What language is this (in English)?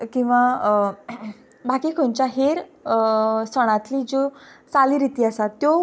Konkani